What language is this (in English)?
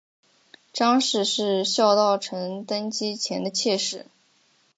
Chinese